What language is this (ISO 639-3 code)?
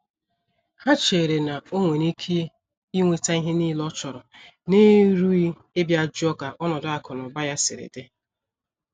ibo